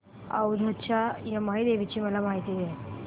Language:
Marathi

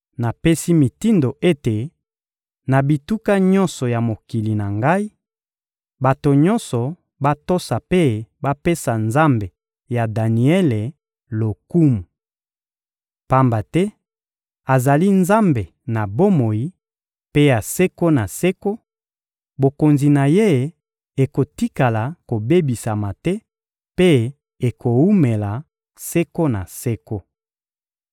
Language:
Lingala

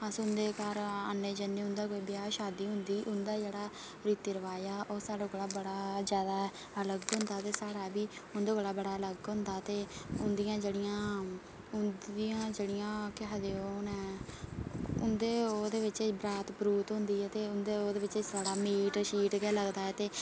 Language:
Dogri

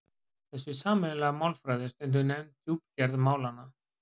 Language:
Icelandic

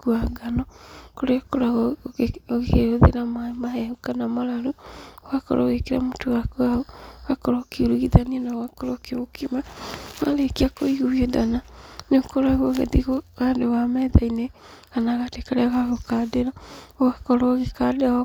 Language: Kikuyu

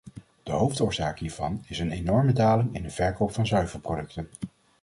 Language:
Dutch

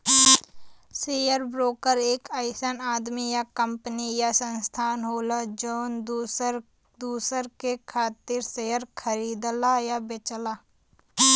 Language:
Bhojpuri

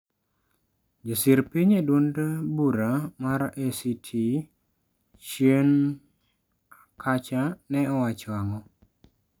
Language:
Luo (Kenya and Tanzania)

